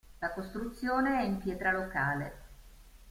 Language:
Italian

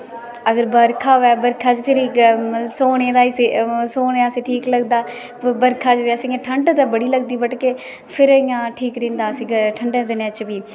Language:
Dogri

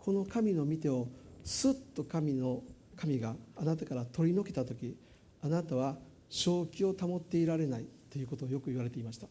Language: Japanese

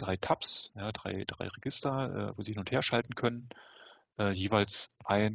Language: German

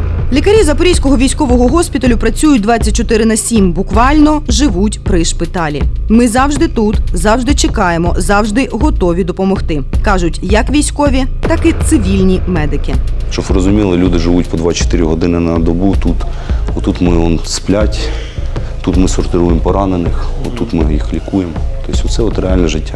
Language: Ukrainian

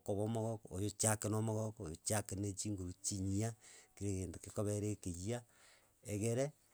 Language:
Gusii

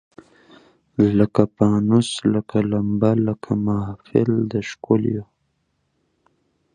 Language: Pashto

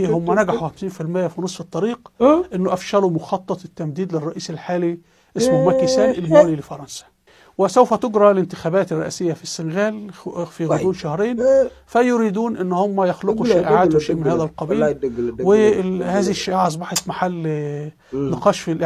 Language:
Arabic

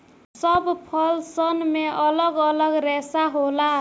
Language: Bhojpuri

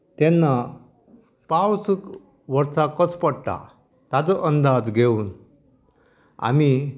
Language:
Konkani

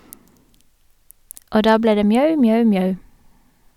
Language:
Norwegian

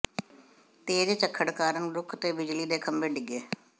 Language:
Punjabi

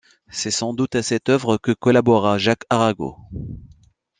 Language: French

